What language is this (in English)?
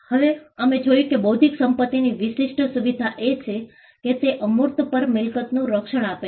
Gujarati